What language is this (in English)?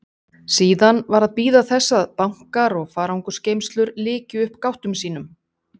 Icelandic